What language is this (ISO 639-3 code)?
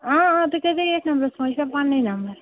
kas